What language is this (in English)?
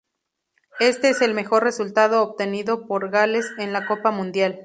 Spanish